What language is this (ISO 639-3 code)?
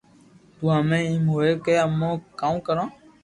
lrk